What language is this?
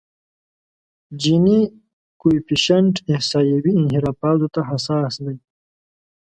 Pashto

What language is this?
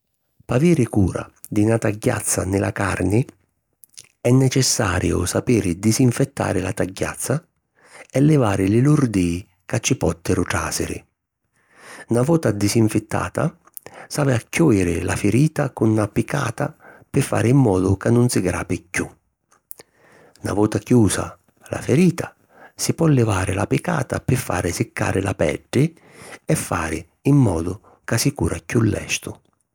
Sicilian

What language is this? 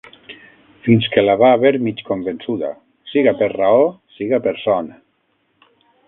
Catalan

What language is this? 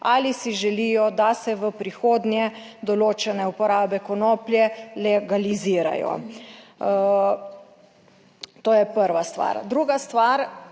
Slovenian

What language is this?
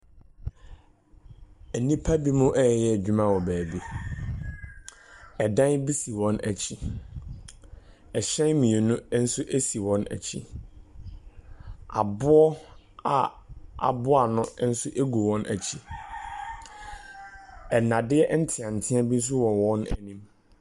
Akan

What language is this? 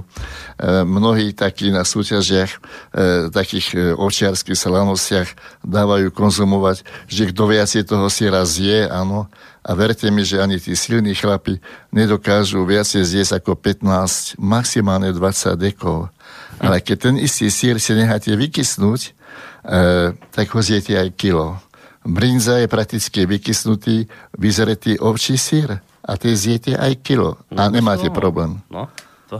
Slovak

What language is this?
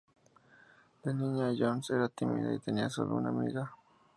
Spanish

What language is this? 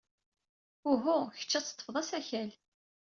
Kabyle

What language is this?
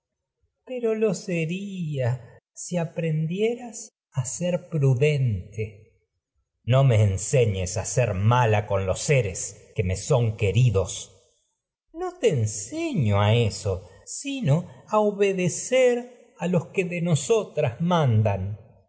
Spanish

